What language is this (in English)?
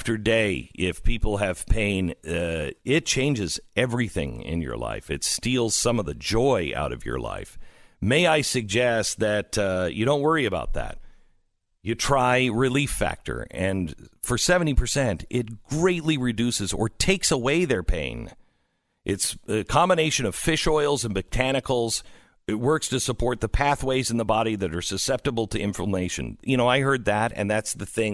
English